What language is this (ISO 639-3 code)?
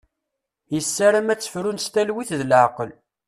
kab